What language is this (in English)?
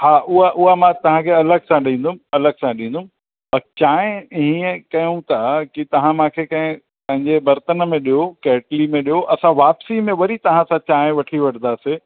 Sindhi